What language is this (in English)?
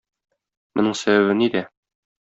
Tatar